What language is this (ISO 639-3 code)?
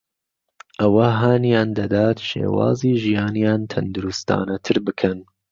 ckb